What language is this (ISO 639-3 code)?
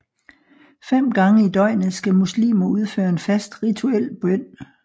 dan